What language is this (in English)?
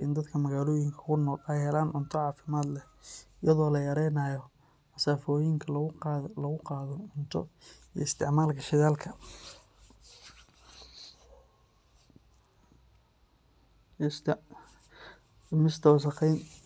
Somali